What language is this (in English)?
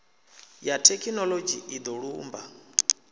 Venda